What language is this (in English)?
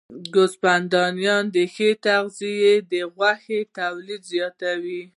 Pashto